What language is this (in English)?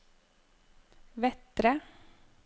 Norwegian